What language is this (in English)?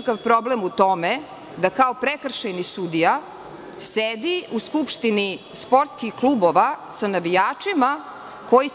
Serbian